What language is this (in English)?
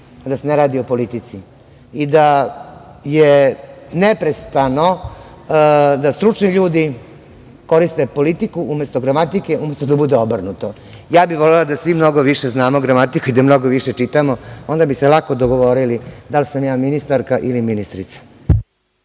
Serbian